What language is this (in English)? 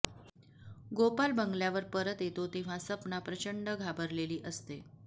Marathi